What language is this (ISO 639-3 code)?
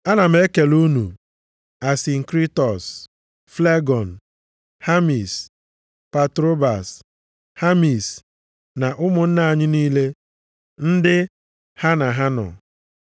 ibo